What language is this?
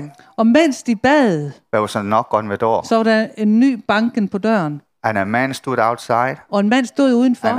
Danish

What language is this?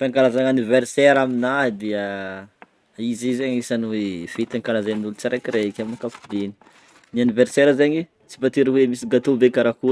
Northern Betsimisaraka Malagasy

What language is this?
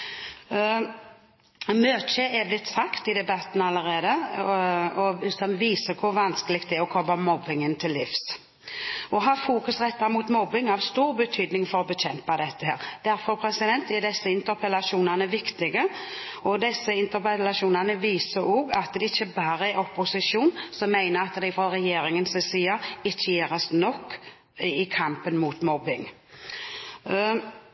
Norwegian Bokmål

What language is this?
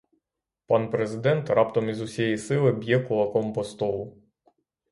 Ukrainian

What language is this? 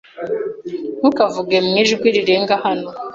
Kinyarwanda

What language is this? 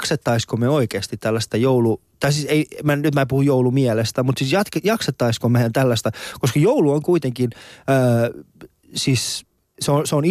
Finnish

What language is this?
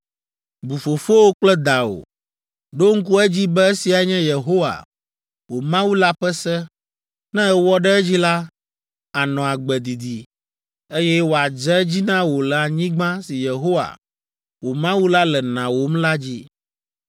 Ewe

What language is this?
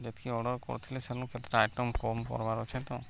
Odia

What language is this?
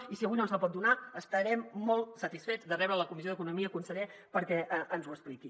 Catalan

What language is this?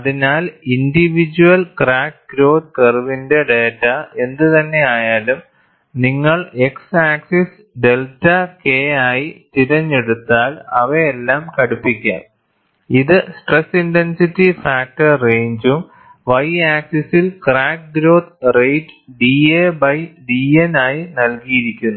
Malayalam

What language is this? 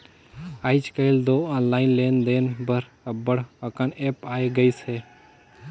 Chhattisgarhi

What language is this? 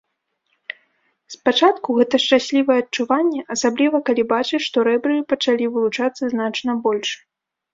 Belarusian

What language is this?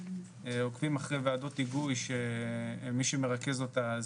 Hebrew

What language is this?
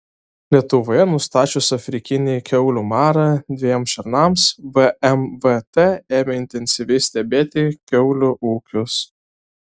Lithuanian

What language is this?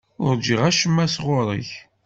Kabyle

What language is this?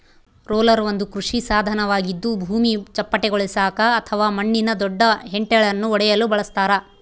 Kannada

